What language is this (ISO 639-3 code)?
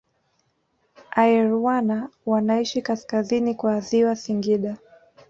swa